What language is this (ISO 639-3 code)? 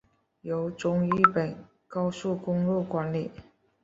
zho